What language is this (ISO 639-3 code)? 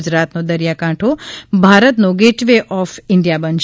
guj